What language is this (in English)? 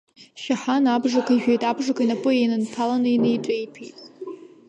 Abkhazian